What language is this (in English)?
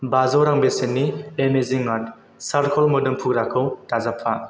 Bodo